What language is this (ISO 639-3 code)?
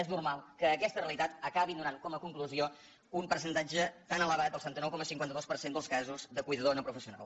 cat